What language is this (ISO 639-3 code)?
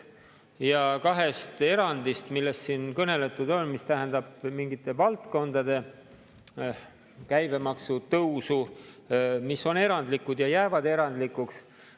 est